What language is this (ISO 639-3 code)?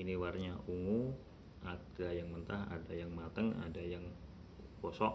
ind